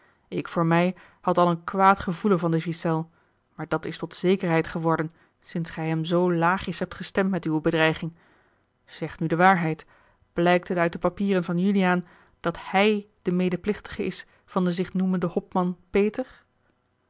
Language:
Dutch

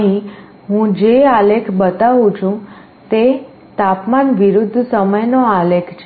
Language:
Gujarati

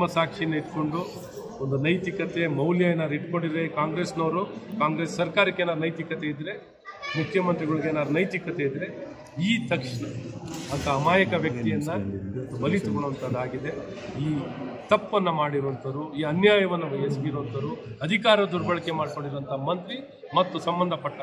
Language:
Kannada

